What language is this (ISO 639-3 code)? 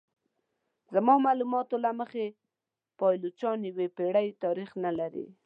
pus